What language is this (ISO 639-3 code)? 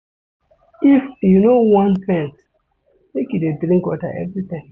pcm